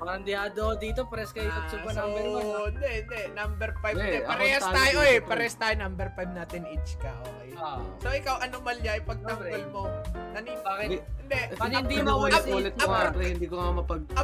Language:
Filipino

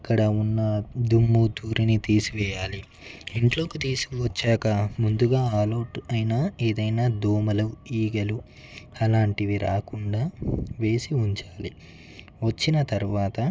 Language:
Telugu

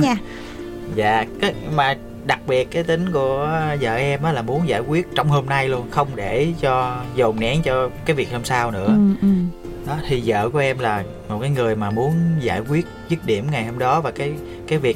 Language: Vietnamese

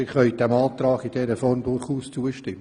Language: Swiss German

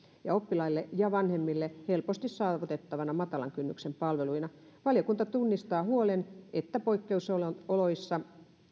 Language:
Finnish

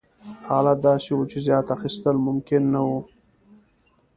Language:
Pashto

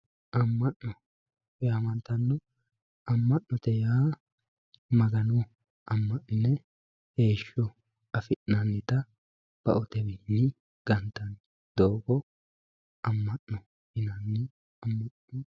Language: Sidamo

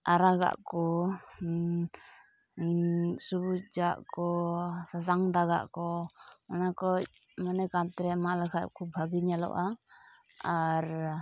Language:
Santali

